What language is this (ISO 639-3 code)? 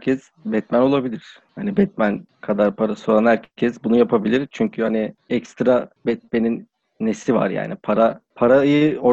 tur